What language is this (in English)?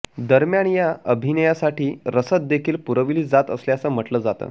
Marathi